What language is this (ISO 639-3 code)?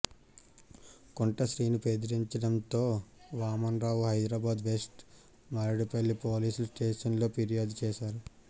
tel